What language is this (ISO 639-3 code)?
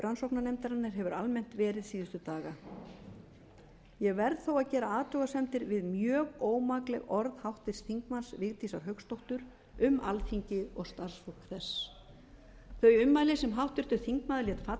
isl